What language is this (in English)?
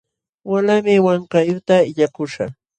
Jauja Wanca Quechua